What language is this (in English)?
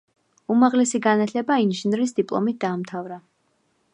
Georgian